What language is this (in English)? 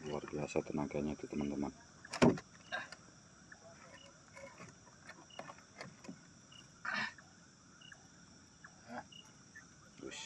Indonesian